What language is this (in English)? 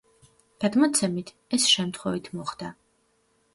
Georgian